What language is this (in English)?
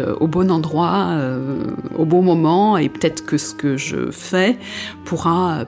French